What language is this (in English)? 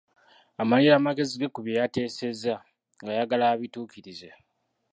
Ganda